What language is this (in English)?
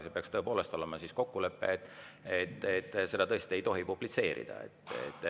Estonian